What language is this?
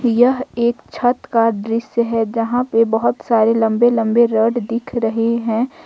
Hindi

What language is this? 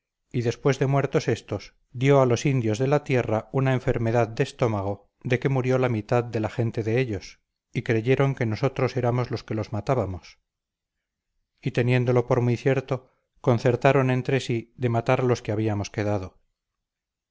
Spanish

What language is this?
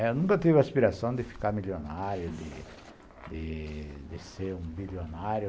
Portuguese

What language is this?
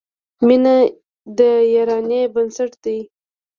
Pashto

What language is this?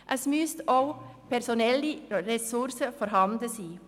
Swiss German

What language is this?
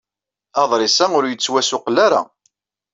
Kabyle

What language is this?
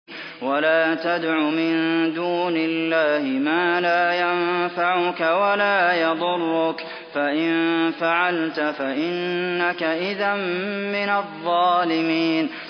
Arabic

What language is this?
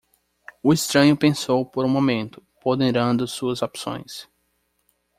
Portuguese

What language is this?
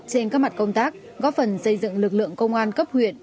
Vietnamese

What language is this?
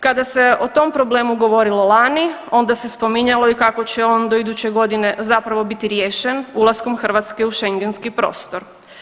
Croatian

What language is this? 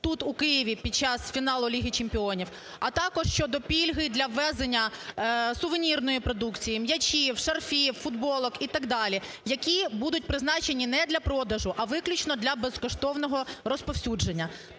Ukrainian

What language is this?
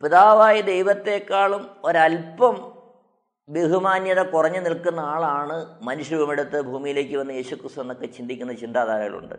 Malayalam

